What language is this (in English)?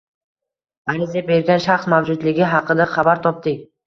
Uzbek